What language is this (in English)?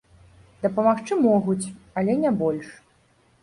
Belarusian